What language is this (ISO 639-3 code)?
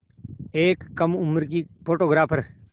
hin